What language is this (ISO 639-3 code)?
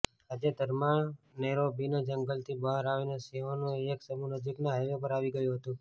guj